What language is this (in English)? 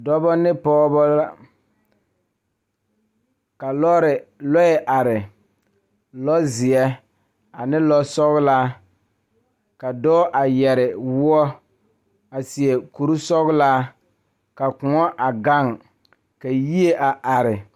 Southern Dagaare